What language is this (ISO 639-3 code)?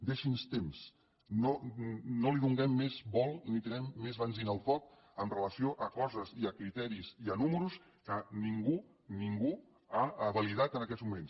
cat